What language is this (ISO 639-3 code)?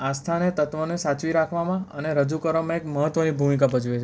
guj